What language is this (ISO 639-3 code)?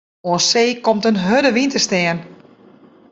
fry